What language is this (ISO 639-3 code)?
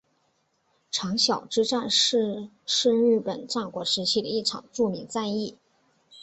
zho